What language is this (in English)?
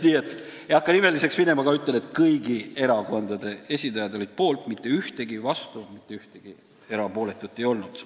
Estonian